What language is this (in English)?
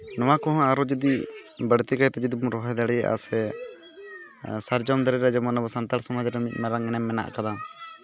Santali